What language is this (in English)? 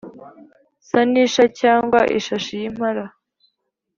Kinyarwanda